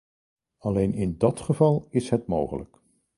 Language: Dutch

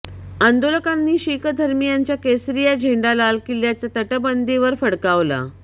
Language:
Marathi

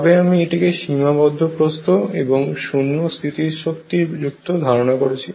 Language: Bangla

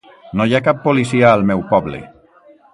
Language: Catalan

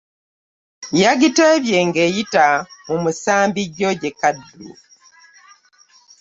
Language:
Ganda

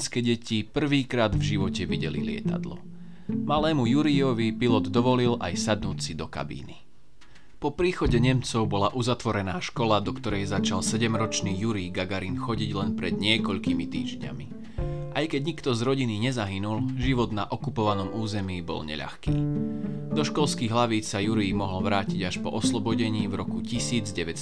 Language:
Slovak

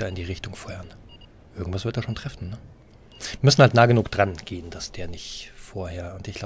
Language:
German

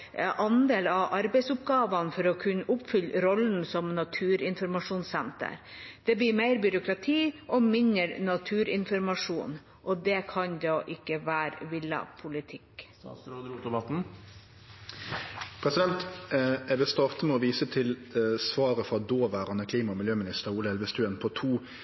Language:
Norwegian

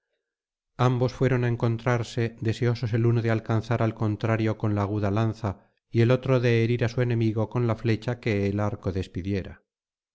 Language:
Spanish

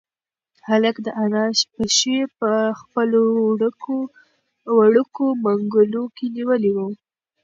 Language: Pashto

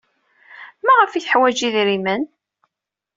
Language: Kabyle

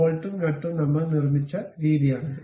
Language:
Malayalam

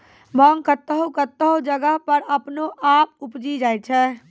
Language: Maithili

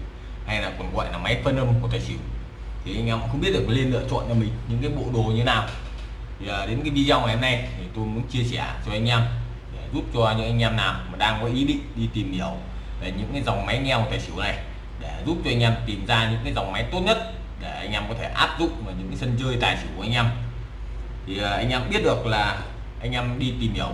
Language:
Vietnamese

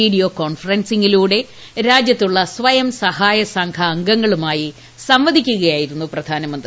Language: Malayalam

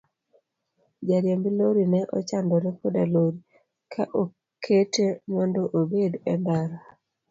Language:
Luo (Kenya and Tanzania)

